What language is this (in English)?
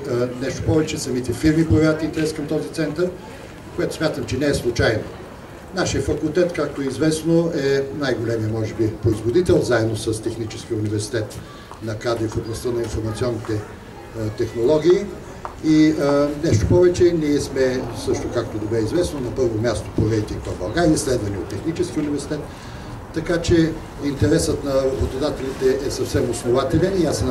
Bulgarian